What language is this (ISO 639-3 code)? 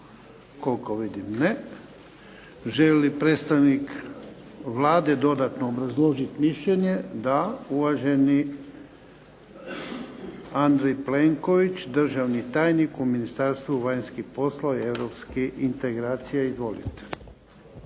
hrv